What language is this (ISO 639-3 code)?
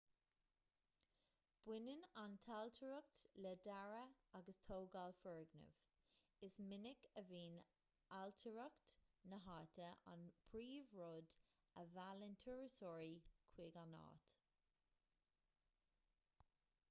gle